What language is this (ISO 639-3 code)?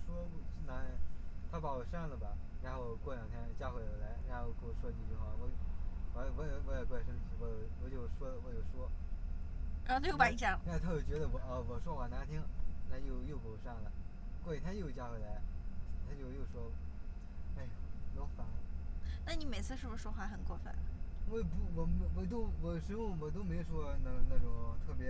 zho